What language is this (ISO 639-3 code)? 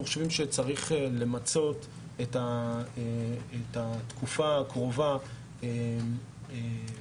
heb